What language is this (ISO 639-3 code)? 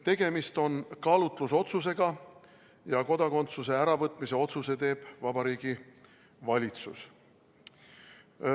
est